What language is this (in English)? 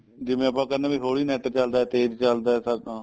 Punjabi